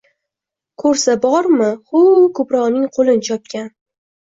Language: Uzbek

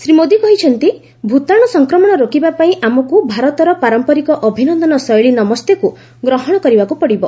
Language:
Odia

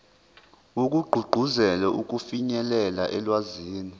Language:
Zulu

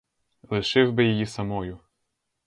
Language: Ukrainian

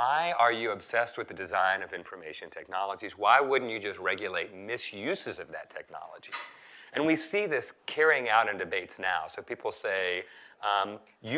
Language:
English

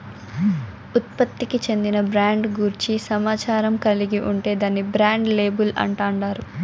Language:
Telugu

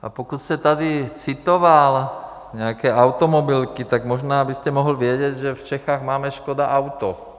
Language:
Czech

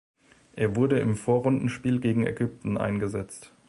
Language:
German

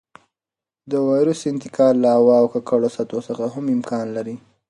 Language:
Pashto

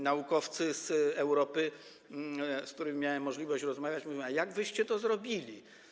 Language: Polish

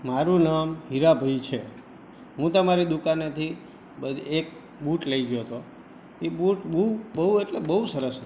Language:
Gujarati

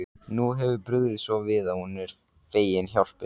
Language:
Icelandic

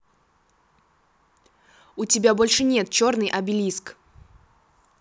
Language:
Russian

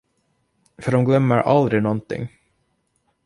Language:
Swedish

